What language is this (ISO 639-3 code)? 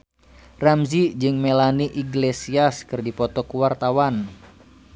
sun